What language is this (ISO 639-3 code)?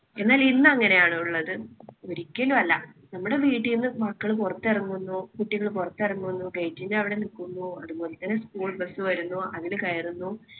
mal